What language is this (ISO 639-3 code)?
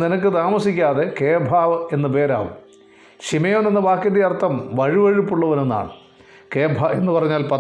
mal